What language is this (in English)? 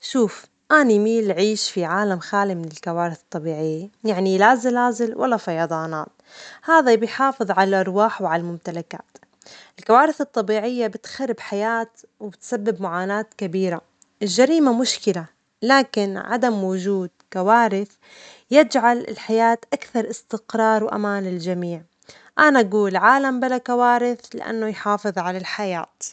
Omani Arabic